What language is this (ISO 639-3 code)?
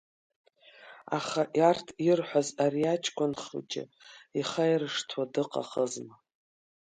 abk